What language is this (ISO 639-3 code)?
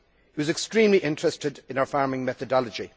eng